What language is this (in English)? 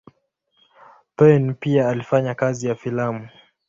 Swahili